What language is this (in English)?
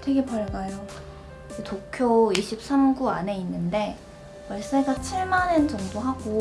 Korean